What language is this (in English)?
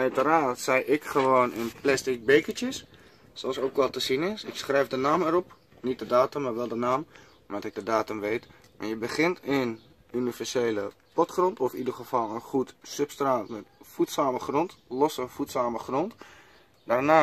Dutch